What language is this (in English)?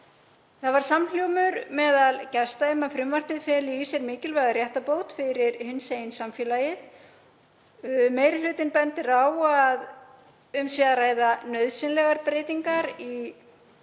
Icelandic